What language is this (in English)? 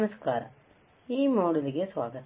Kannada